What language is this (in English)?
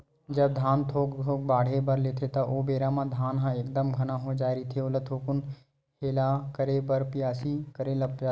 Chhattisgarhi